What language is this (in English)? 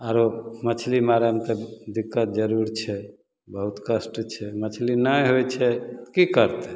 Maithili